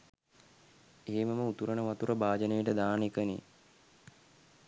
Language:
Sinhala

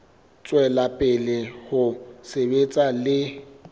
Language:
Southern Sotho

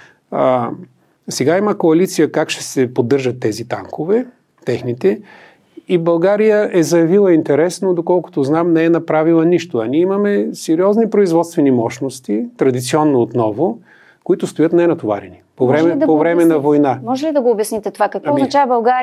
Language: Bulgarian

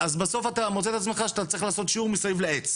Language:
Hebrew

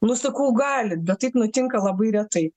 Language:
Lithuanian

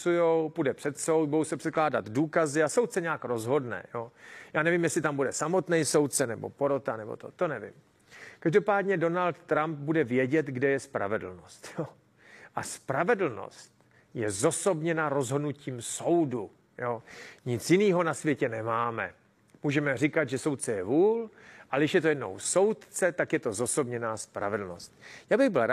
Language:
Czech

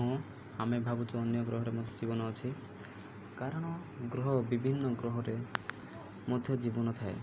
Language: Odia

